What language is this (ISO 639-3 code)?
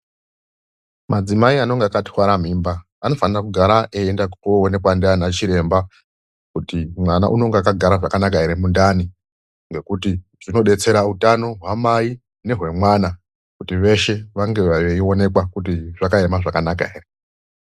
ndc